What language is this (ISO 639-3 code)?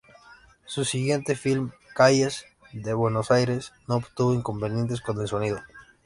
spa